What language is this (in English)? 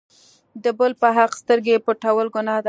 Pashto